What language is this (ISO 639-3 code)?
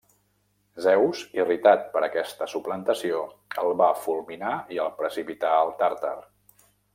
cat